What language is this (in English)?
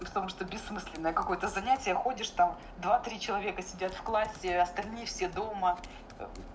Russian